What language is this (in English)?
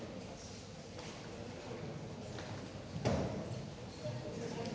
Danish